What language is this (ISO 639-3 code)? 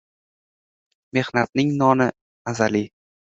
uzb